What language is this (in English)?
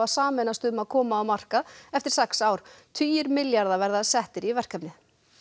Icelandic